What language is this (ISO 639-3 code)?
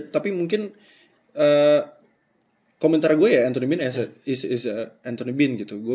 ind